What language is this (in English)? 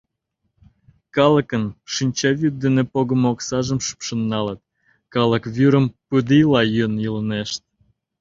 Mari